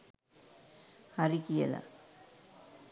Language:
Sinhala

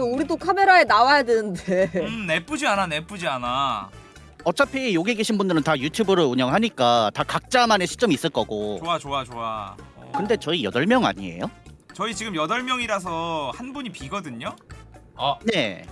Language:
Korean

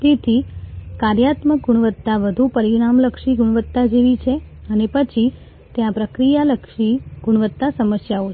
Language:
Gujarati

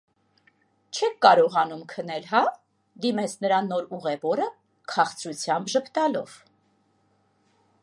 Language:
Armenian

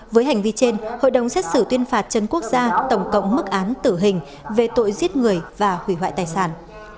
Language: Vietnamese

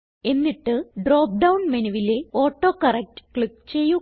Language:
Malayalam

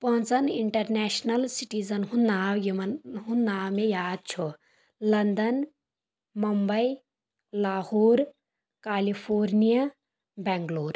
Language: Kashmiri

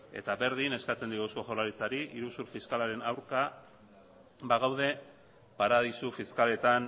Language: Basque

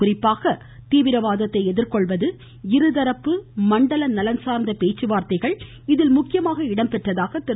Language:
Tamil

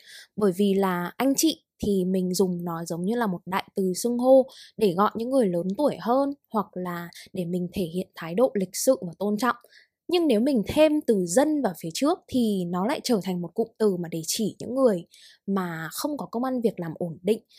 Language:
Vietnamese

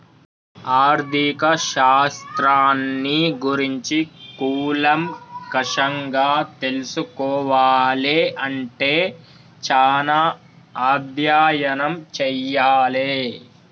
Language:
Telugu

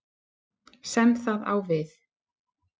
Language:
Icelandic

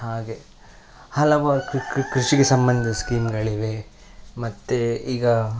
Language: Kannada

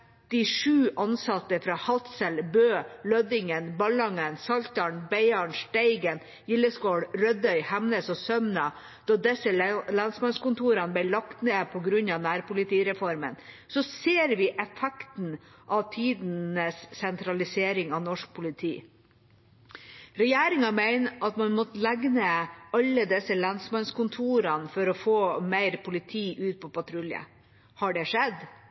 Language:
Norwegian Bokmål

